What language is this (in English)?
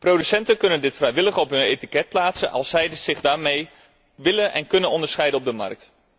Dutch